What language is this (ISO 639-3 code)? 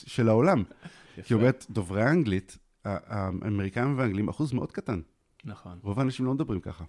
heb